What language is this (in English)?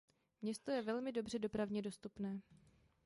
Czech